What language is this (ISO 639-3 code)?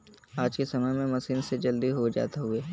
bho